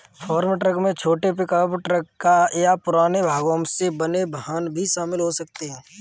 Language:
Hindi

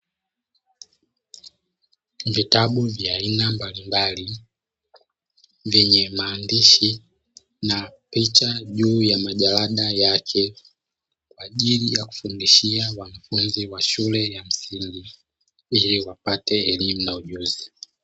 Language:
Swahili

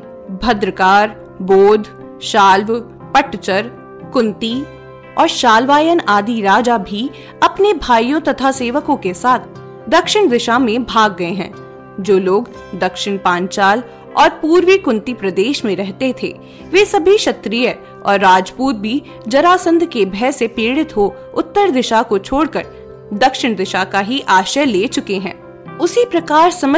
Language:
Hindi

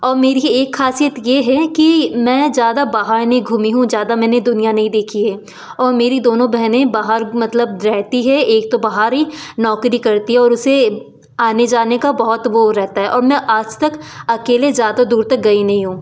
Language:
Hindi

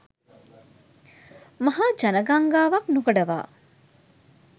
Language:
Sinhala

